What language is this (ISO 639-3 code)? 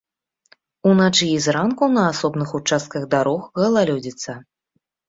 bel